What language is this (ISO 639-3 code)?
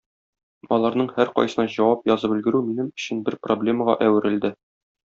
tat